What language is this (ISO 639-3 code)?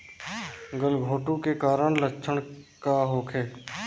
bho